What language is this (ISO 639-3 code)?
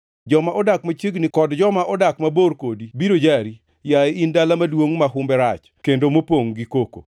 luo